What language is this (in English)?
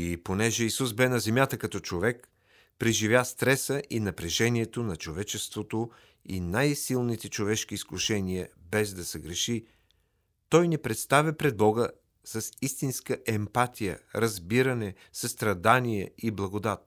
Bulgarian